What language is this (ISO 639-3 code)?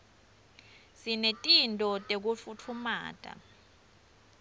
ssw